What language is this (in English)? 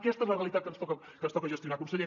Catalan